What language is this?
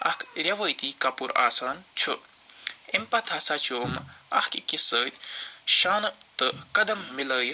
Kashmiri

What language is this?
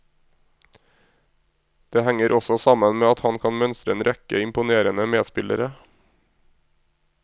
Norwegian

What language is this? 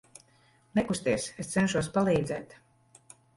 Latvian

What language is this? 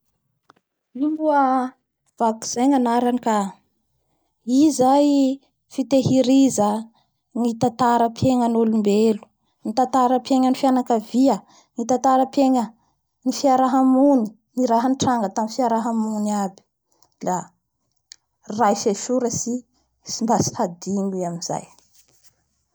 Bara Malagasy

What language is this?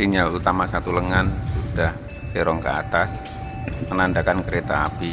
Indonesian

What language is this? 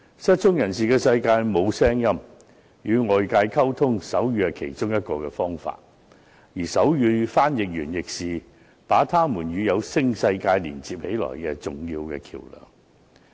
Cantonese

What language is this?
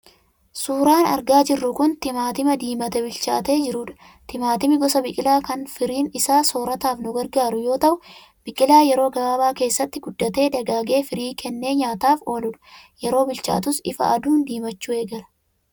Oromo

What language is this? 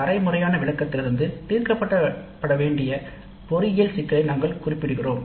Tamil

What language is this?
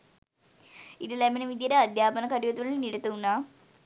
Sinhala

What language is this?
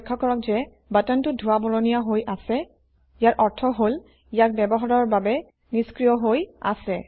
Assamese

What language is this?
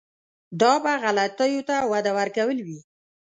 Pashto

